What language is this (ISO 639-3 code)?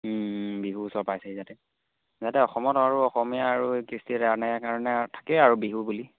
asm